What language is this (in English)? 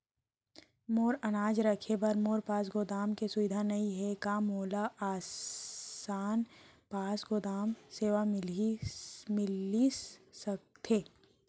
Chhattisgarhi